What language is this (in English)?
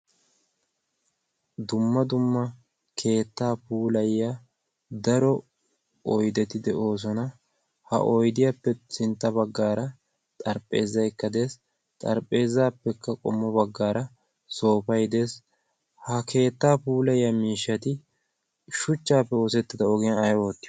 Wolaytta